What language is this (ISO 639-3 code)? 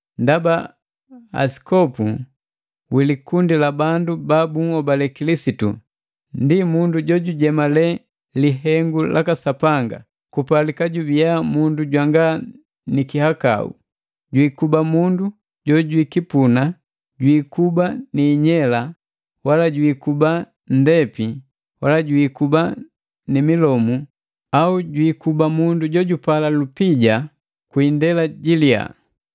mgv